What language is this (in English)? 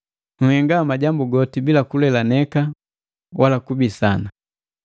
Matengo